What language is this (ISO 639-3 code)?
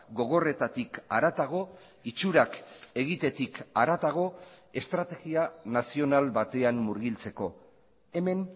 eus